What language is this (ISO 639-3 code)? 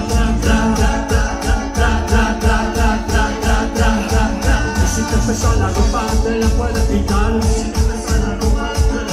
ron